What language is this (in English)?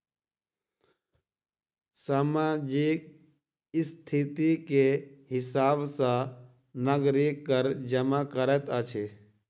Maithili